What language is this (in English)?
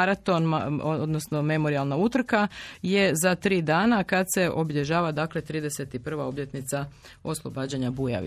Croatian